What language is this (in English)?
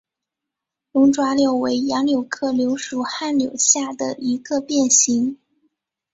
Chinese